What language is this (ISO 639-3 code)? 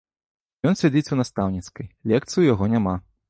bel